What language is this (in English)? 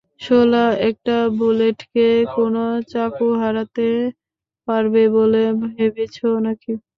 Bangla